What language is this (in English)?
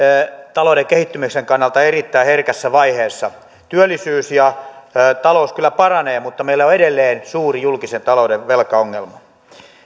Finnish